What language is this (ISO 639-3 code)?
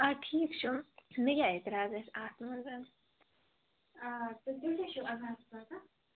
kas